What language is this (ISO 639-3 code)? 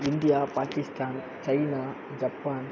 tam